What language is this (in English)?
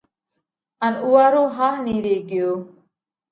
Parkari Koli